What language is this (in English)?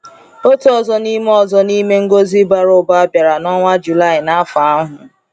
Igbo